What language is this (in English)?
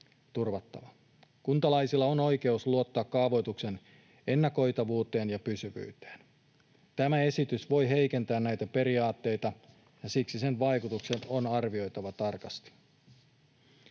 Finnish